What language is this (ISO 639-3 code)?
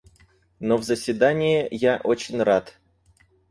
rus